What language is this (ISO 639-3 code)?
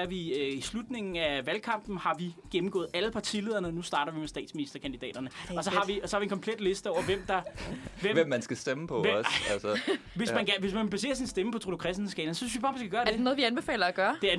dan